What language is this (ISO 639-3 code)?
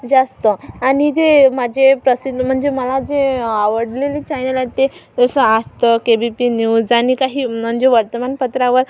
mar